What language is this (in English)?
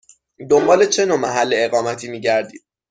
Persian